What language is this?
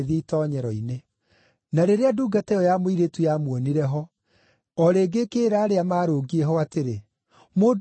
Kikuyu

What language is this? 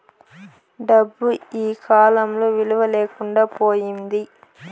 Telugu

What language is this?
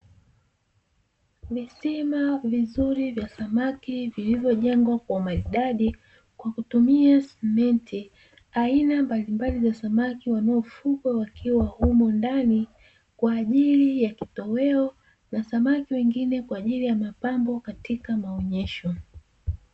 Swahili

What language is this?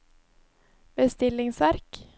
Norwegian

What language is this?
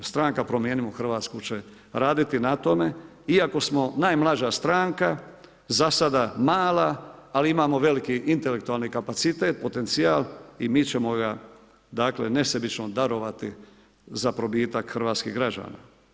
Croatian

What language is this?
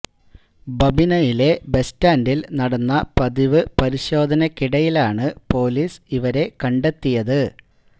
Malayalam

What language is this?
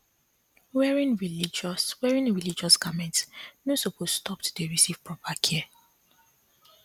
Nigerian Pidgin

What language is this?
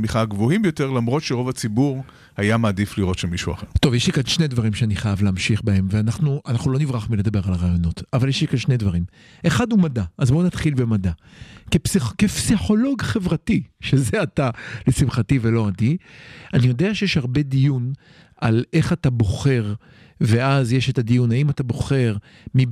Hebrew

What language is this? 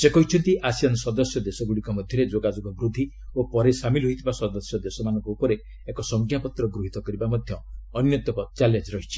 Odia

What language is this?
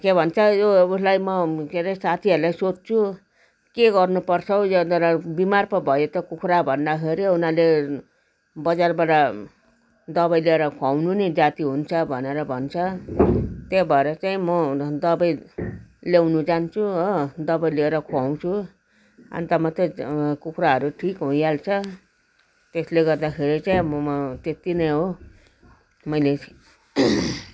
Nepali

